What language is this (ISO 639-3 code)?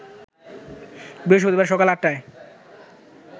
ben